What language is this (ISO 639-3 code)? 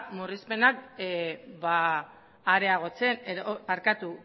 eus